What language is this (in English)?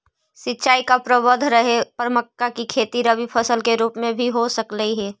Magahi